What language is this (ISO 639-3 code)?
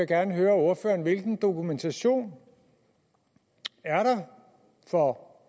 dan